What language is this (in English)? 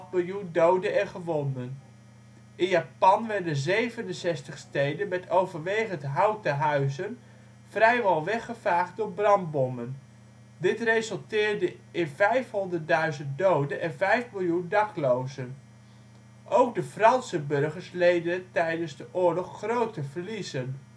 Dutch